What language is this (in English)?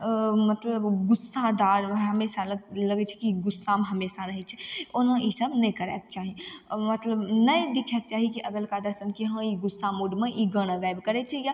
Maithili